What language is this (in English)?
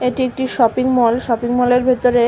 Bangla